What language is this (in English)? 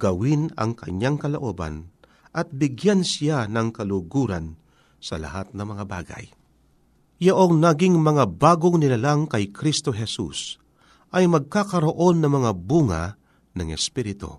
Filipino